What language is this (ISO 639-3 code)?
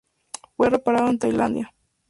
spa